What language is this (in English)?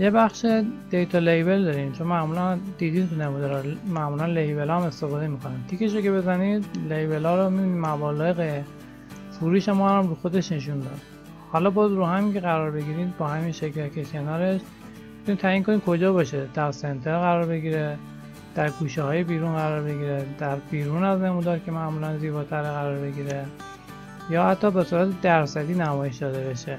Persian